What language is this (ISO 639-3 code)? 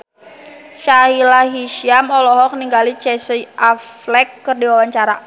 sun